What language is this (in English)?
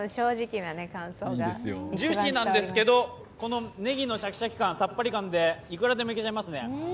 Japanese